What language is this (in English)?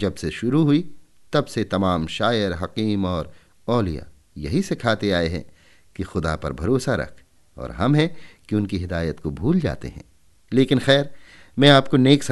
Hindi